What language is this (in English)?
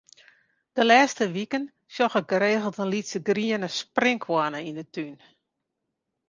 Western Frisian